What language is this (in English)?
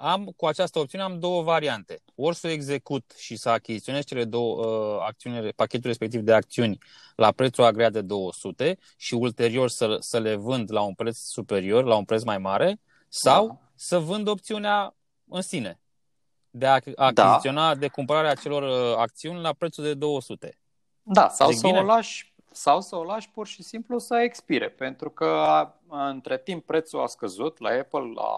Romanian